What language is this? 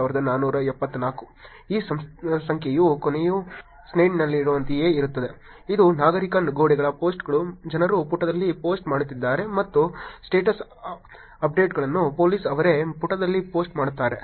Kannada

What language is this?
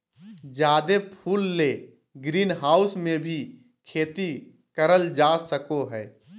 Magahi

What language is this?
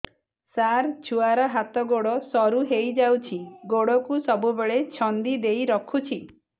Odia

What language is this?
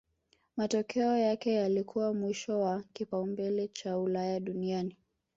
Swahili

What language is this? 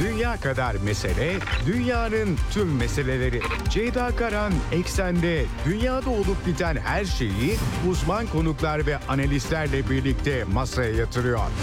Turkish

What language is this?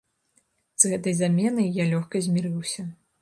Belarusian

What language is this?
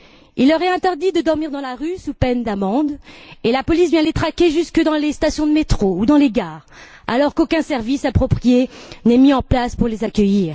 French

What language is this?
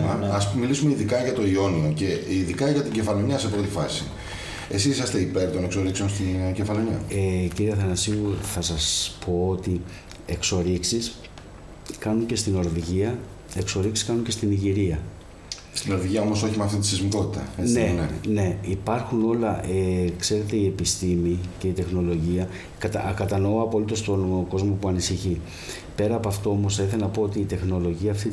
Greek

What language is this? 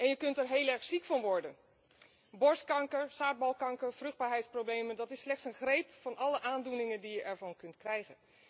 Dutch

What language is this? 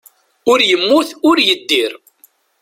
Kabyle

